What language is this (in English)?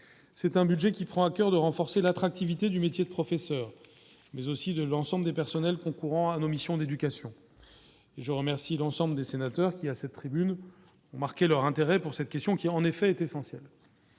French